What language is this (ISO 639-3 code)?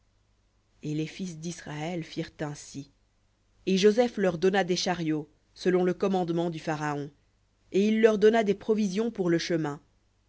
fra